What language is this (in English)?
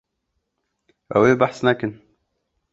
Kurdish